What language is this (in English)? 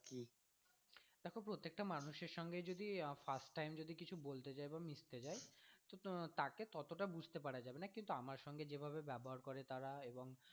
Bangla